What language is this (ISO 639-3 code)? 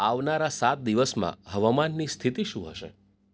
guj